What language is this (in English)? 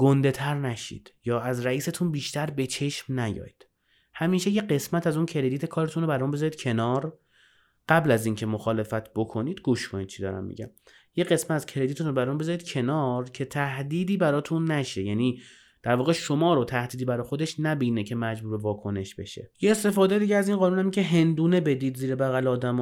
Persian